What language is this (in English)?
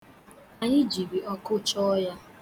Igbo